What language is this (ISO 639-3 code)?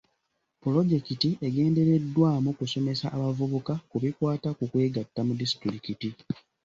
lug